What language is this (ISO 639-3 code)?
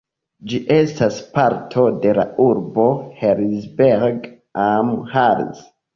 epo